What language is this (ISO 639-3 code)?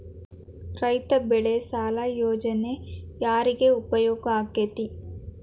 kan